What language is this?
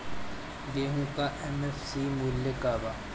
Bhojpuri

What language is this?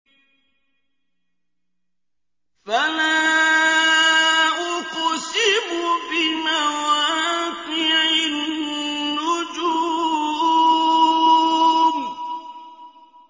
Arabic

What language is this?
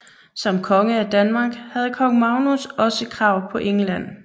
Danish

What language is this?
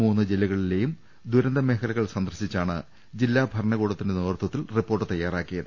Malayalam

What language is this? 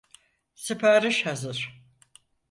Turkish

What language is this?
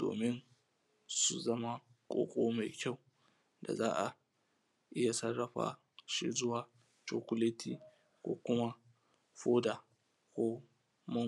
Hausa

